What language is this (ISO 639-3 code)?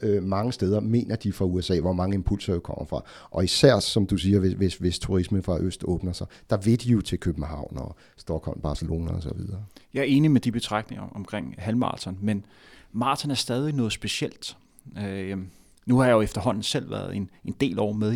dan